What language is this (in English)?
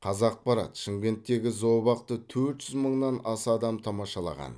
Kazakh